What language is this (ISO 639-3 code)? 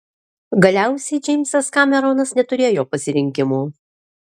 lit